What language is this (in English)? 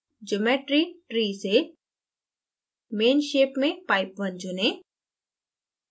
Hindi